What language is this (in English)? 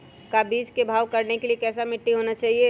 Magahi